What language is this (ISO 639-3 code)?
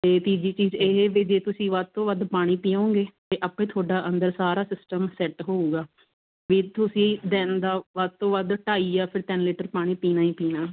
pan